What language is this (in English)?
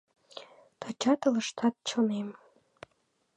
Mari